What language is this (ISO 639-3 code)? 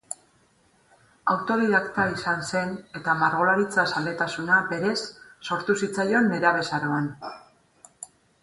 eus